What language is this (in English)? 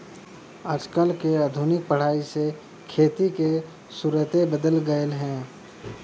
Bhojpuri